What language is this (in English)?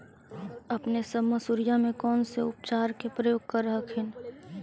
Magahi